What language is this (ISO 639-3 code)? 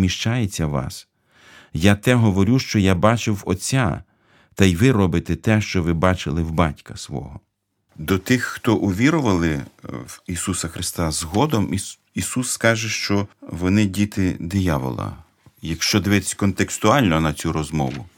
ukr